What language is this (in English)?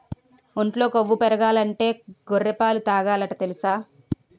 Telugu